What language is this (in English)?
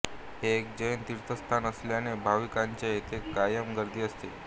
Marathi